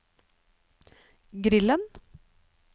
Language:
Norwegian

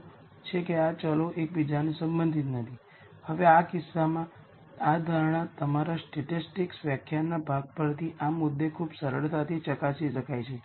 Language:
Gujarati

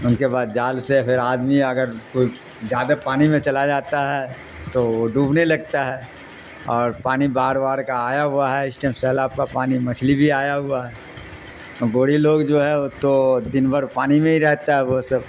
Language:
Urdu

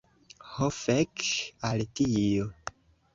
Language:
Esperanto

